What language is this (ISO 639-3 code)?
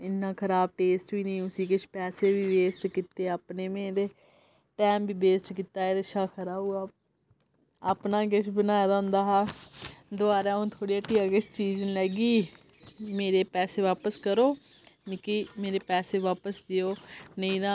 doi